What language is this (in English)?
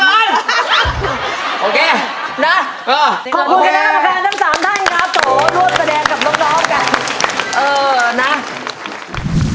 Thai